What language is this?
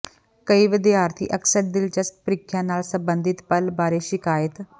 Punjabi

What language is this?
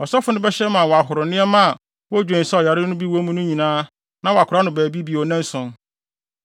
Akan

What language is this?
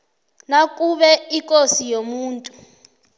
South Ndebele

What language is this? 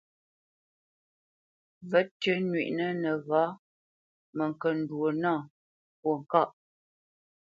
Bamenyam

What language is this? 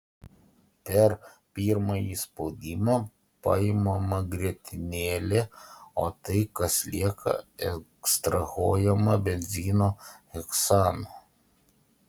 Lithuanian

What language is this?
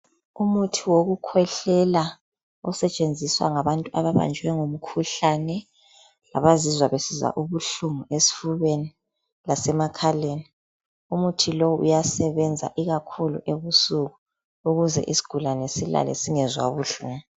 North Ndebele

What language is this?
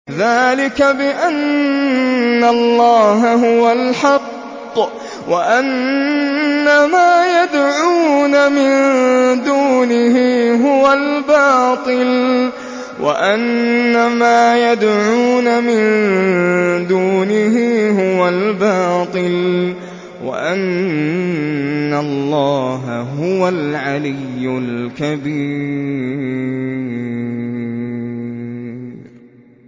Arabic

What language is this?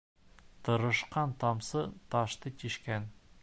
Bashkir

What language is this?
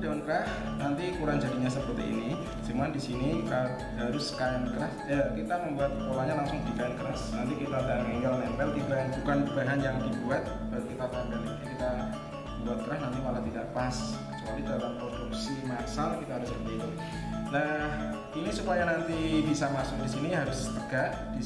Indonesian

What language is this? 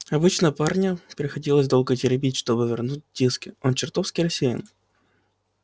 Russian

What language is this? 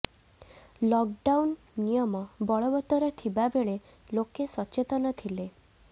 Odia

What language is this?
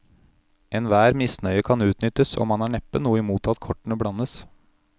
Norwegian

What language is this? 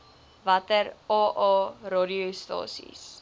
Afrikaans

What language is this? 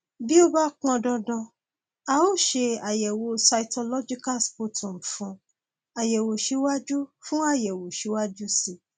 Yoruba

